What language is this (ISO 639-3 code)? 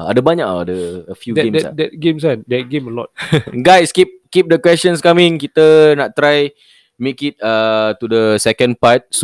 msa